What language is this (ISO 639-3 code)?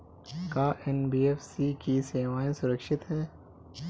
bho